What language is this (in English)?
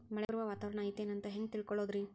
Kannada